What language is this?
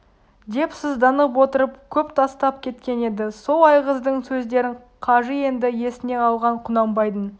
Kazakh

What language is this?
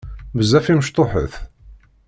Kabyle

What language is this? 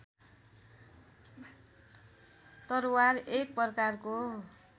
Nepali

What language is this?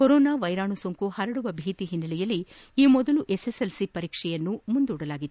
Kannada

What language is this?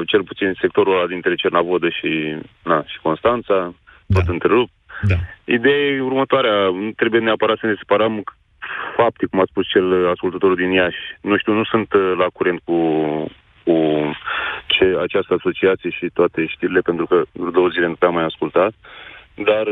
Romanian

